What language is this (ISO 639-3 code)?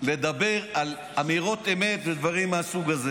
heb